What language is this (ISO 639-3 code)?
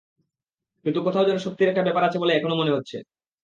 ben